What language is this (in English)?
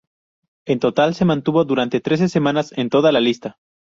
Spanish